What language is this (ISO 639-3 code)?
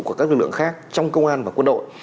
vie